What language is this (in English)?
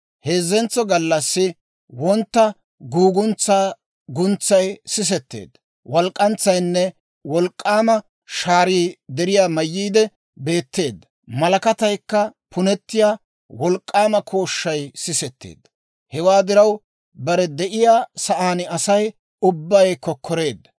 Dawro